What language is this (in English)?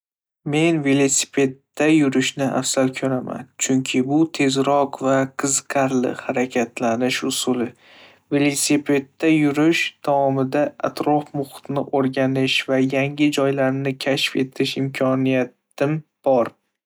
Uzbek